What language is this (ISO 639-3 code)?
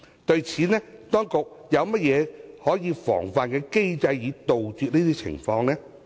yue